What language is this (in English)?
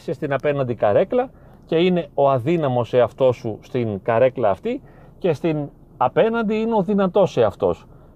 Greek